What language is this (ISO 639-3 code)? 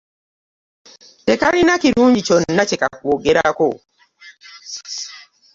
lug